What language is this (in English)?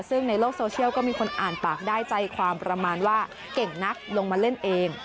Thai